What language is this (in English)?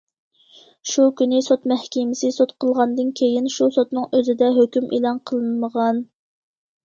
Uyghur